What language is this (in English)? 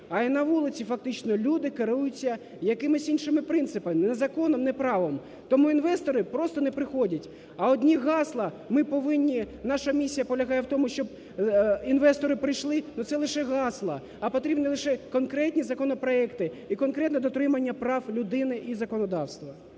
Ukrainian